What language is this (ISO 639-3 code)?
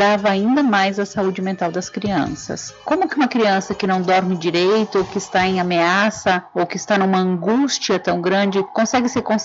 por